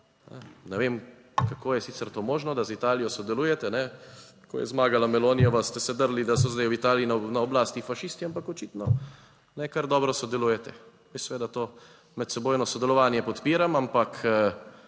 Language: Slovenian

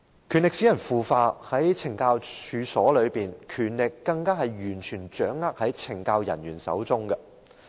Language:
Cantonese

